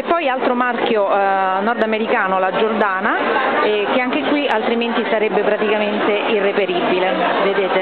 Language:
Italian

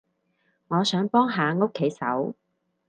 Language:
Cantonese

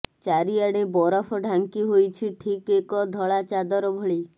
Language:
Odia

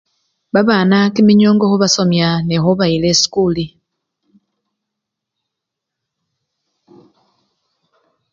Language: Luyia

